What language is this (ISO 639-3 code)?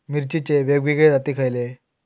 mar